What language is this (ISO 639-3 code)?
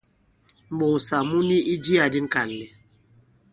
abb